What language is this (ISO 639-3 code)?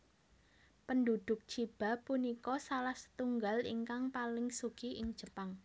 jav